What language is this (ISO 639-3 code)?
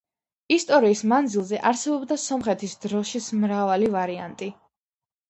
kat